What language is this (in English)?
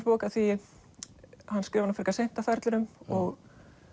Icelandic